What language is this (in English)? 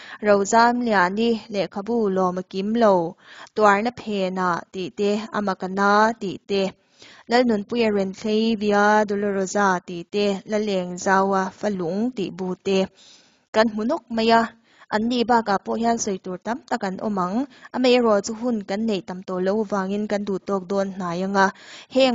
Thai